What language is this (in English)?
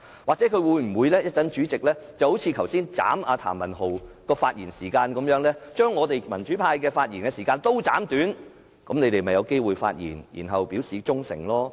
Cantonese